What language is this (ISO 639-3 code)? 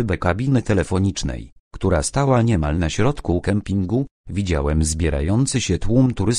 pol